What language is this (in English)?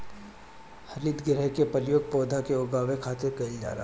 Bhojpuri